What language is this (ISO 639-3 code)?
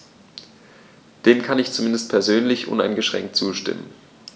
deu